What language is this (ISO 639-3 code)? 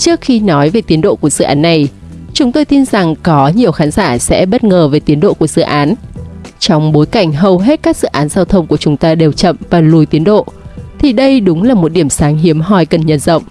vie